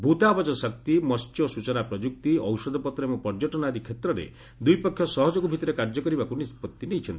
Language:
Odia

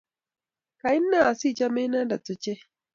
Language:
Kalenjin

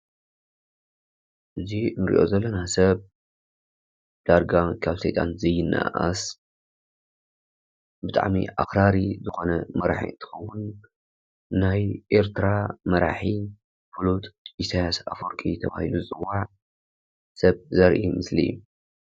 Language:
Tigrinya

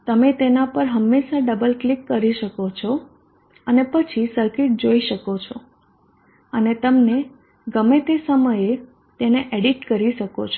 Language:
Gujarati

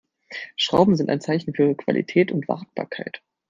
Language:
German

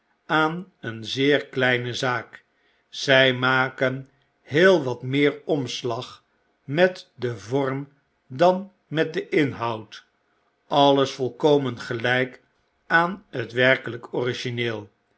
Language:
Dutch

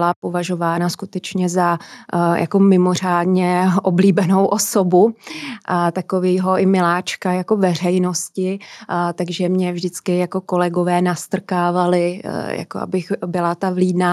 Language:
Czech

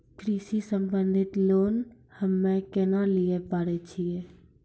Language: Maithili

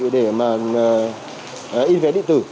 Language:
Vietnamese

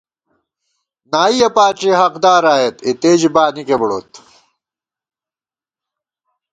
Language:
Gawar-Bati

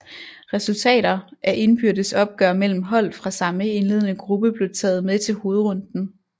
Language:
Danish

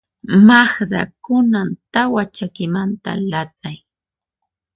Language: Puno Quechua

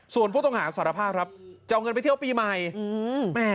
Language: Thai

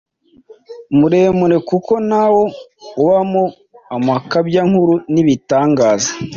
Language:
Kinyarwanda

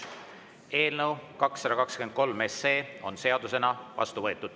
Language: Estonian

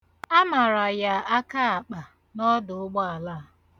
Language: Igbo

